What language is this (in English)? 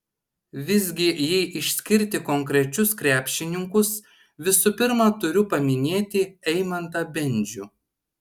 Lithuanian